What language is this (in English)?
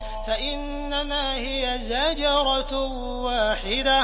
Arabic